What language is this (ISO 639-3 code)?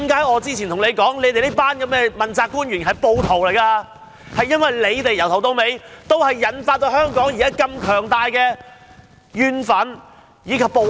yue